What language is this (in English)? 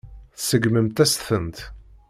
Kabyle